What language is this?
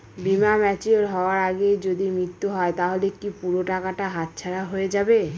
Bangla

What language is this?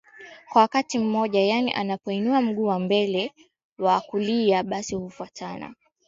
Swahili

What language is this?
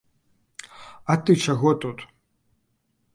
Belarusian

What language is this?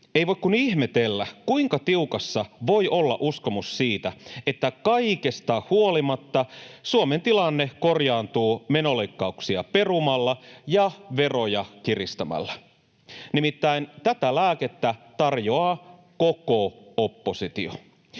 Finnish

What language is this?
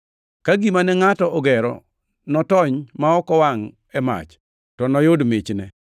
Luo (Kenya and Tanzania)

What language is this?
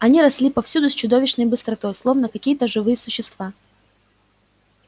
Russian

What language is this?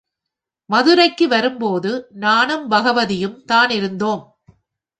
Tamil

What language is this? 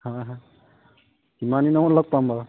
Assamese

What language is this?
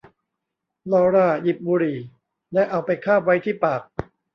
Thai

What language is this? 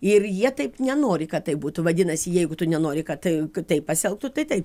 Lithuanian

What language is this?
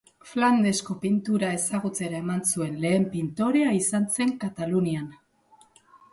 Basque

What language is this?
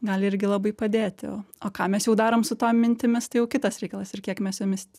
Lithuanian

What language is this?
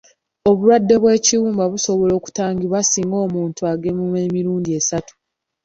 Ganda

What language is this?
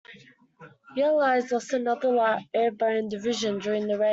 English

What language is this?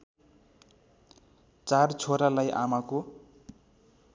Nepali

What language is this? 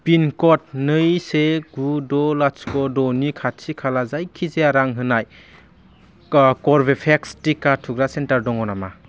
Bodo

